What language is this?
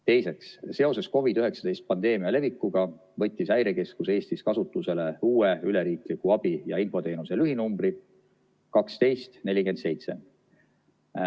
Estonian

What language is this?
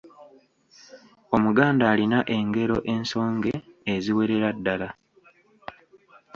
Ganda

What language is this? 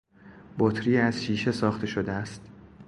Persian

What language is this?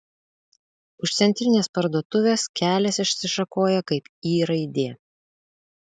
Lithuanian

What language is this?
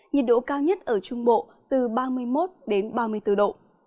Vietnamese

